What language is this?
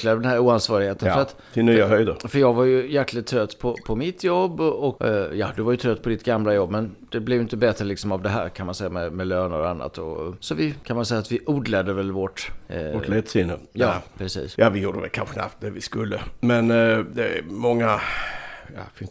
Swedish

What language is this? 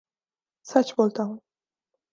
Urdu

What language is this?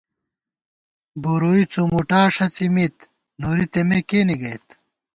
Gawar-Bati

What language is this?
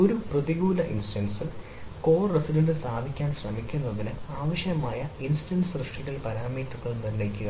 Malayalam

